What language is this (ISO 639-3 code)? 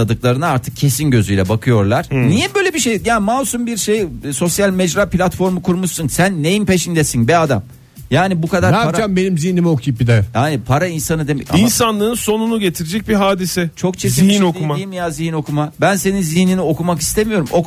tur